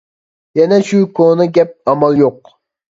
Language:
Uyghur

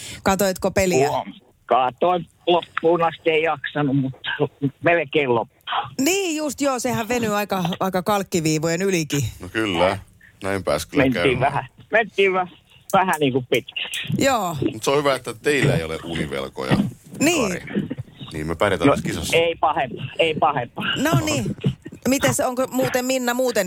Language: Finnish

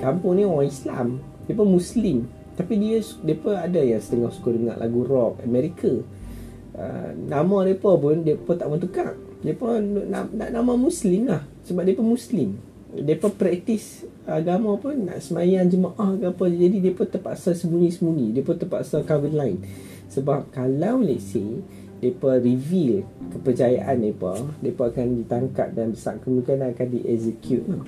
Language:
Malay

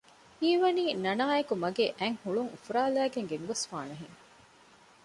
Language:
Divehi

